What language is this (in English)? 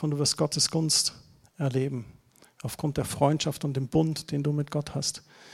German